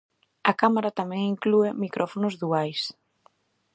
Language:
Galician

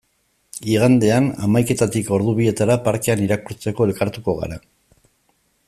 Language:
Basque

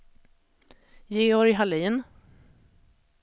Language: Swedish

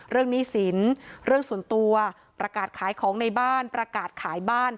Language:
Thai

